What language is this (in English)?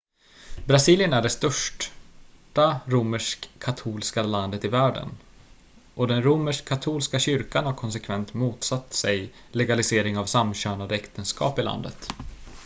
Swedish